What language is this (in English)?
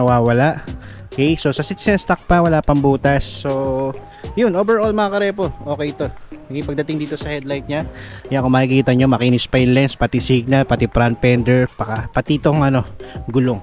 Filipino